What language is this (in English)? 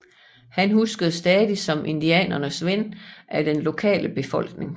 Danish